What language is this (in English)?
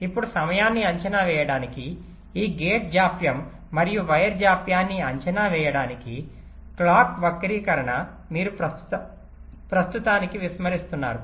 Telugu